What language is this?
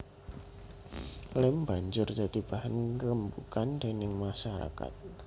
Javanese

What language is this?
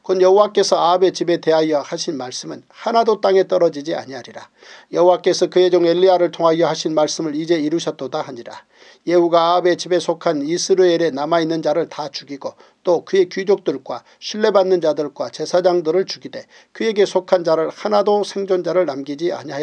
Korean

